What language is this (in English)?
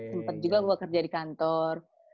Indonesian